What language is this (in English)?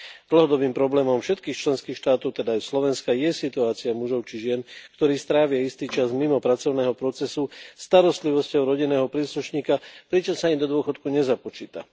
Slovak